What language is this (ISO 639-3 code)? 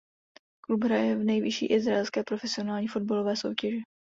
ces